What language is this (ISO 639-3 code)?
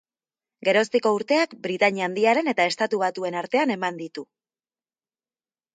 eus